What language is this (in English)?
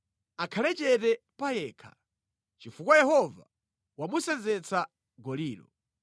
Nyanja